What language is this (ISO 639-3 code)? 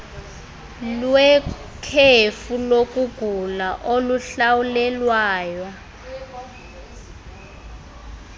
xho